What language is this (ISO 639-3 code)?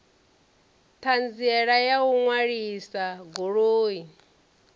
ven